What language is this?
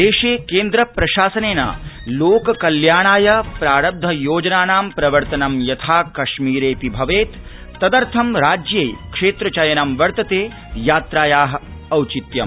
Sanskrit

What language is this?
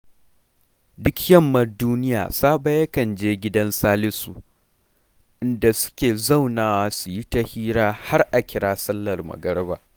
Hausa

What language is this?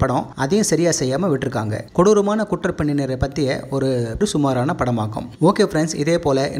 Tamil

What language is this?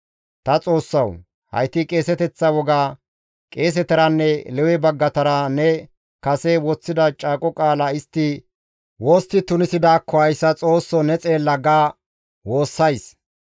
Gamo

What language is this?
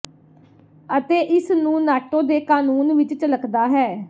Punjabi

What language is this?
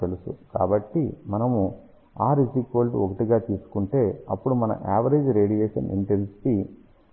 Telugu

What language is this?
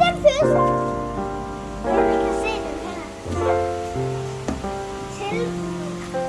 Vietnamese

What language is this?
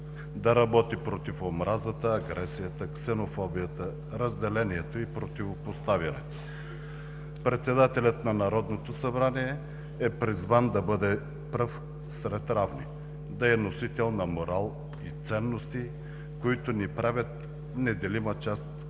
Bulgarian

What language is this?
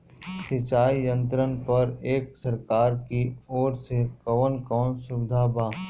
Bhojpuri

